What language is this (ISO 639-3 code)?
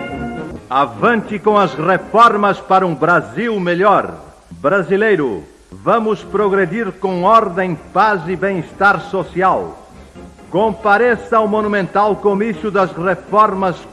por